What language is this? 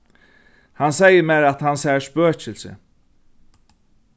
Faroese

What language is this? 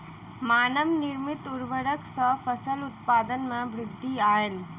Maithili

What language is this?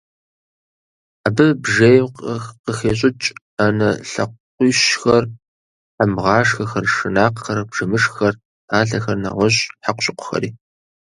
Kabardian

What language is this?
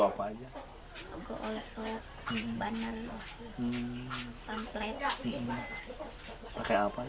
Indonesian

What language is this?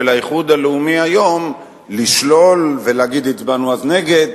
Hebrew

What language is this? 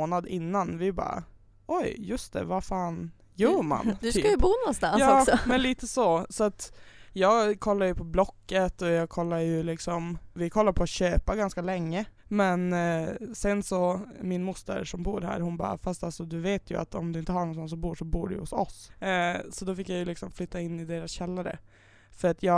Swedish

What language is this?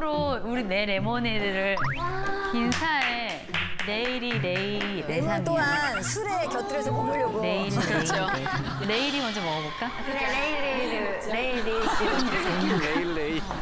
Korean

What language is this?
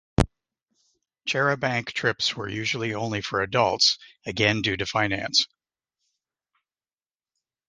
English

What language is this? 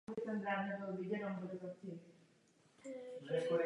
Czech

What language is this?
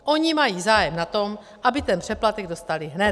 Czech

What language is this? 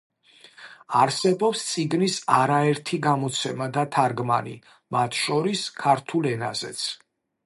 Georgian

